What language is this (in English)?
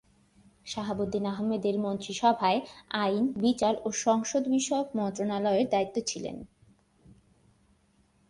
Bangla